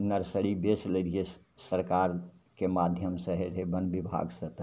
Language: Maithili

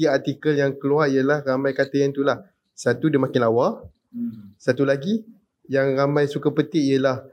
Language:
Malay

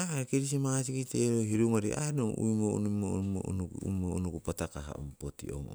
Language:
Siwai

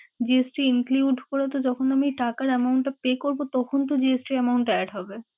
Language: Bangla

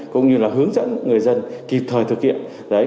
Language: Vietnamese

